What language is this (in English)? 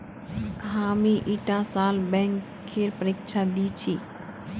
Magahi